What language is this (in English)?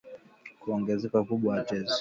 Swahili